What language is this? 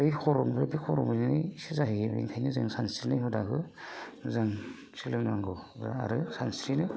Bodo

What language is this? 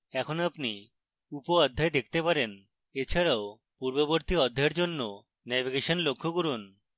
Bangla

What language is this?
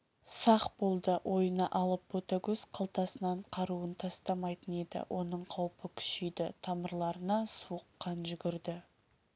Kazakh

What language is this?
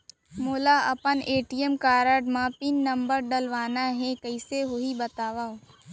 Chhattisgarhi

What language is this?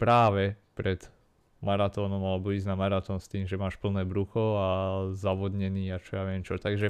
Slovak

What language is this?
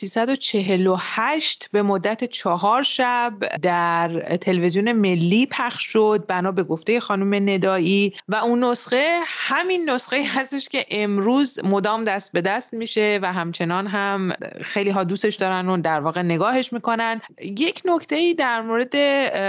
Persian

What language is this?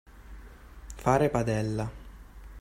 Italian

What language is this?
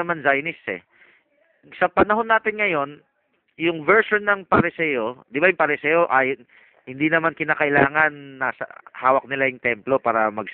Filipino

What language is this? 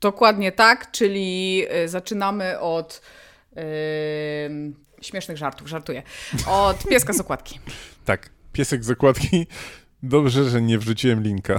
Polish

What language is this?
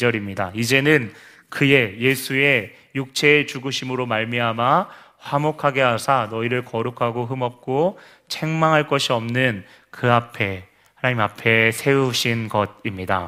Korean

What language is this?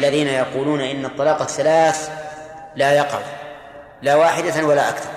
Arabic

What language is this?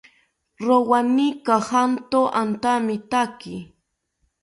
South Ucayali Ashéninka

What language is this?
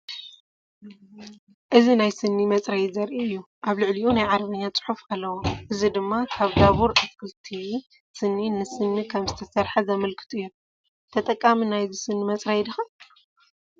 Tigrinya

